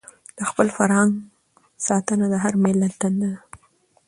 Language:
Pashto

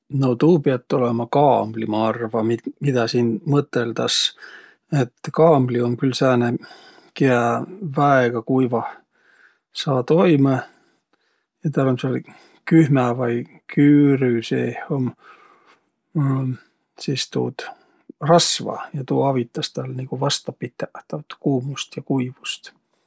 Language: Võro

